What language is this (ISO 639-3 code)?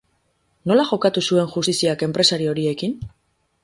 eus